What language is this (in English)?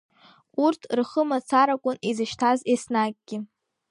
Abkhazian